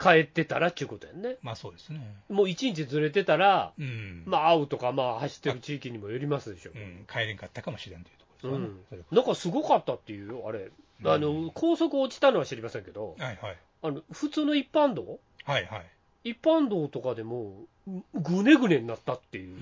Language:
Japanese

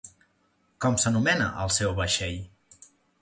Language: Catalan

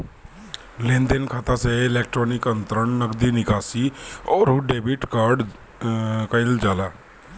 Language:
Bhojpuri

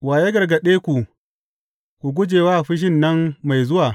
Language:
Hausa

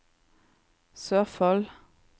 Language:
Norwegian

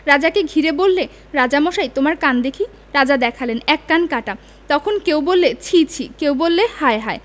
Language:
Bangla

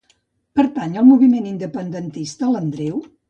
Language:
Catalan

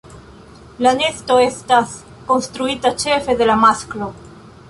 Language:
Esperanto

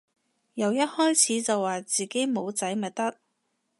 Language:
Cantonese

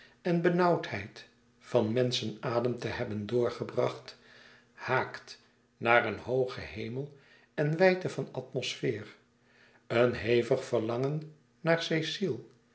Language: Dutch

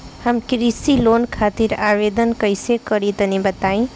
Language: Bhojpuri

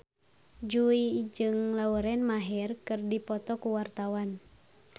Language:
Sundanese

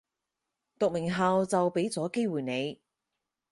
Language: Cantonese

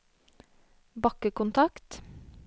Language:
Norwegian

